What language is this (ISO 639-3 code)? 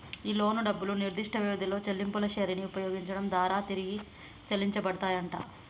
tel